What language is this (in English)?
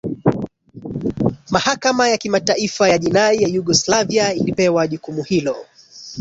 Swahili